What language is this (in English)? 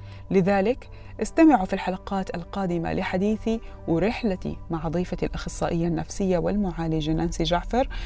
Arabic